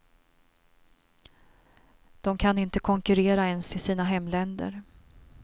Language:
Swedish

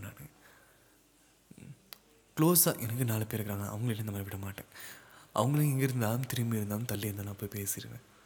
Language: Tamil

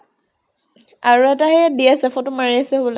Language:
Assamese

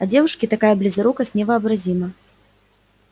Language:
Russian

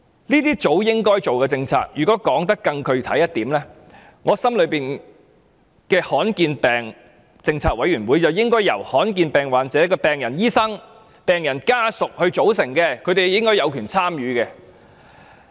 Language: Cantonese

